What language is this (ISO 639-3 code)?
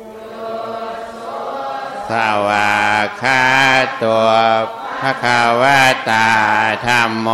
tha